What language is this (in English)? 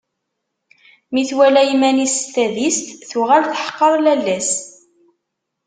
Kabyle